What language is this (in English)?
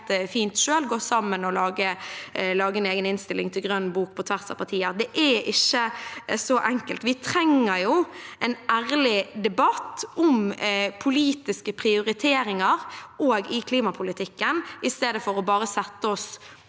Norwegian